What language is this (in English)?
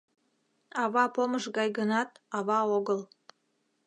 Mari